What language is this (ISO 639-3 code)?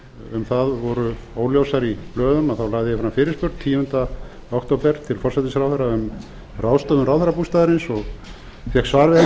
isl